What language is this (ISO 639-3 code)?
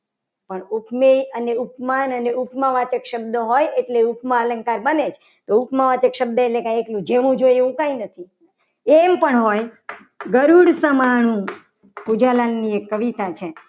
guj